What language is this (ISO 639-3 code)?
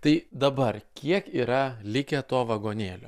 lit